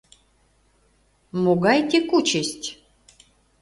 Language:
Mari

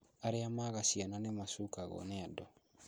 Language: Kikuyu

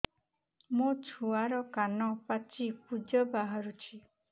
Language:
Odia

